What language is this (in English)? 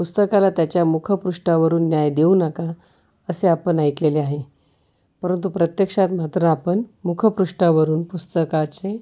Marathi